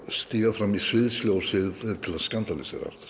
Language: Icelandic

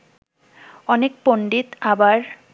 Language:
Bangla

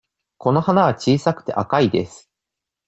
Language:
Japanese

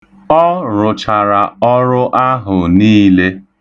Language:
Igbo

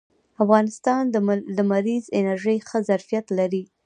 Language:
Pashto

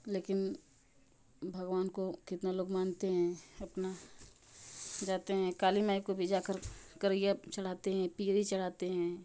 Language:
Hindi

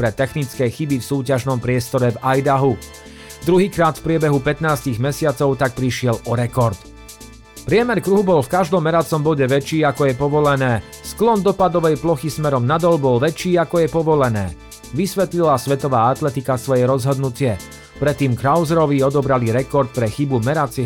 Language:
Slovak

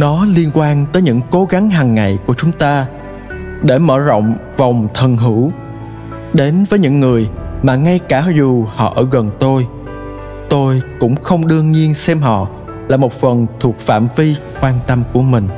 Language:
Vietnamese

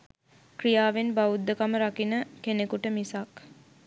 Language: Sinhala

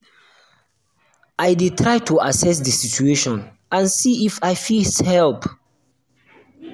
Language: Nigerian Pidgin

